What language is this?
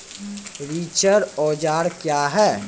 Maithili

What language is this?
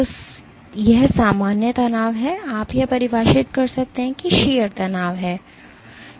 Hindi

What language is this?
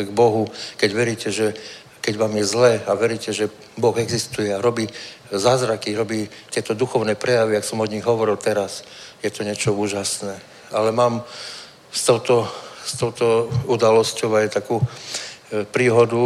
Czech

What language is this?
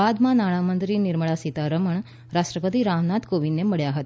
Gujarati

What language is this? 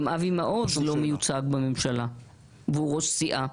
Hebrew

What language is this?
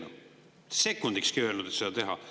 Estonian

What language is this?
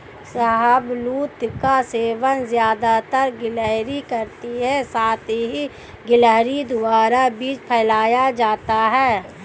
Hindi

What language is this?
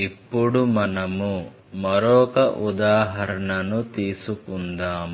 Telugu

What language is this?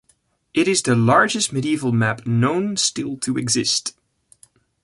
English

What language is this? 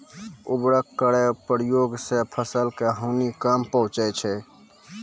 Maithili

